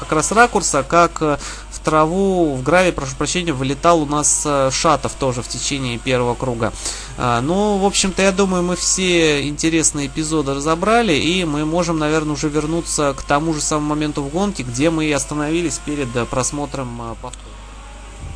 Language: Russian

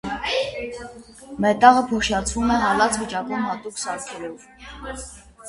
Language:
Armenian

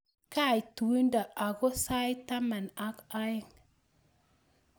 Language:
Kalenjin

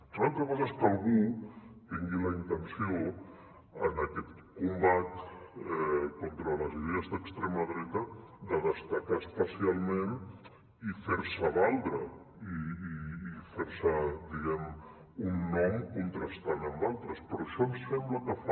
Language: Catalan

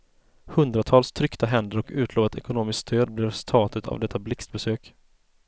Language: Swedish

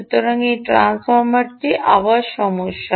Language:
Bangla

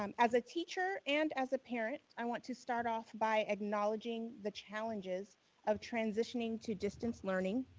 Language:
English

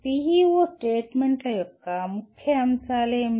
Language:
Telugu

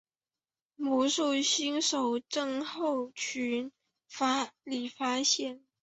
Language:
Chinese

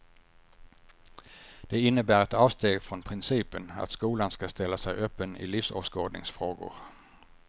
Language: Swedish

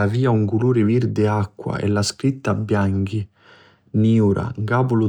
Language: Sicilian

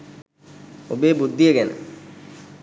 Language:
Sinhala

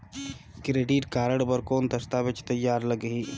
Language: Chhattisgarhi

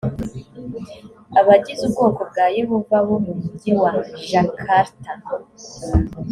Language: Kinyarwanda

